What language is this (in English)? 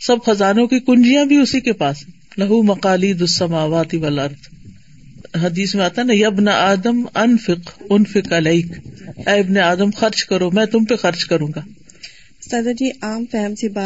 Urdu